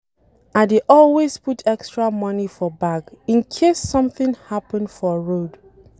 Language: Nigerian Pidgin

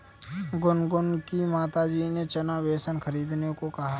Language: Hindi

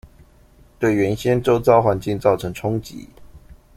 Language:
Chinese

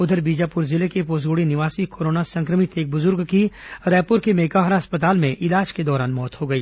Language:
Hindi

